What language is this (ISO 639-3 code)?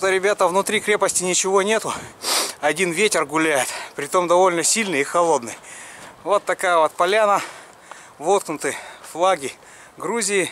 rus